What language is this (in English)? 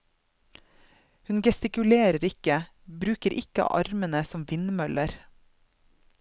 Norwegian